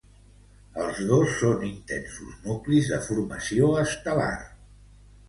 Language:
Catalan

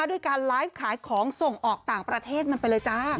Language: Thai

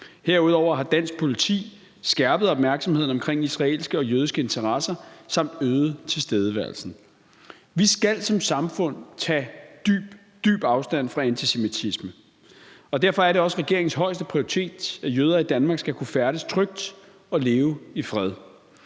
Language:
Danish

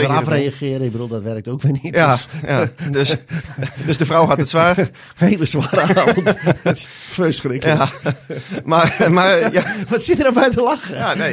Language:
Dutch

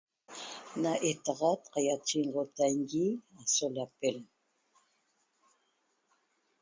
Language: Toba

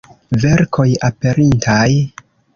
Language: Esperanto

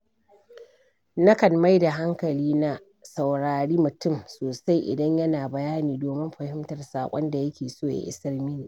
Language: Hausa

